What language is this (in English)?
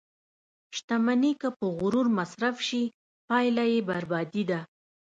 Pashto